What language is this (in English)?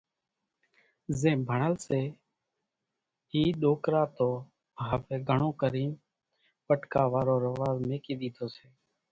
Kachi Koli